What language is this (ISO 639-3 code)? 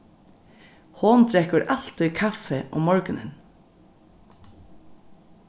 fao